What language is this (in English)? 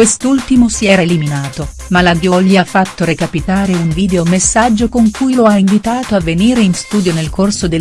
Italian